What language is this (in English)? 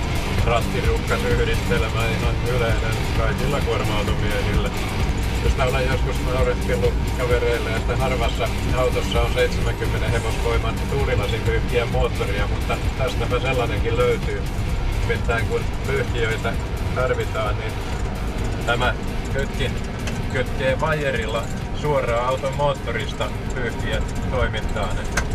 Finnish